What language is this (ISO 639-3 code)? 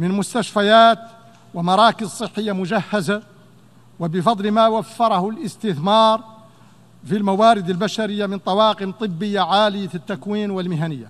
ara